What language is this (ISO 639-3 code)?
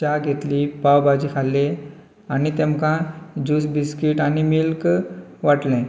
kok